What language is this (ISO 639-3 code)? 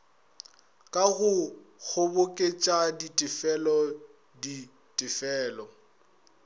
nso